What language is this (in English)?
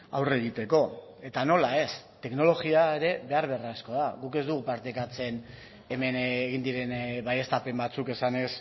Basque